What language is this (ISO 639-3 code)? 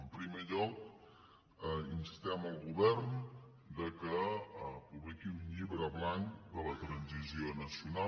cat